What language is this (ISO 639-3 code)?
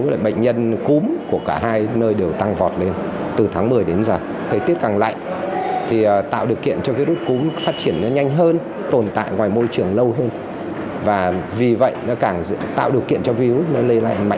vie